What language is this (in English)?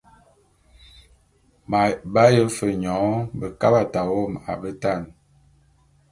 Bulu